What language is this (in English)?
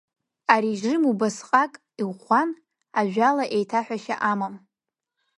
Abkhazian